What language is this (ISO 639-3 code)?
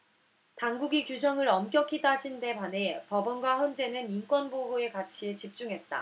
kor